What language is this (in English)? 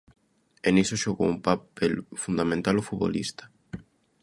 Galician